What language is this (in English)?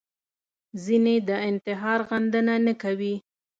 Pashto